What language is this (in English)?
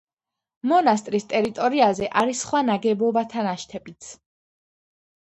Georgian